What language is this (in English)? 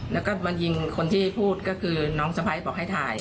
Thai